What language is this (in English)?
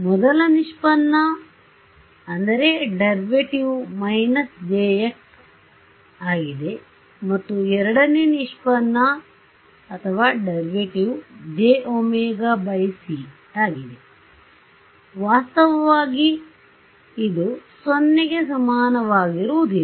Kannada